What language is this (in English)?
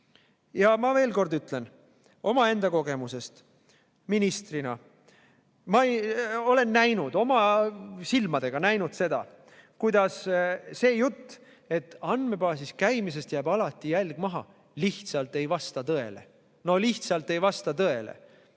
Estonian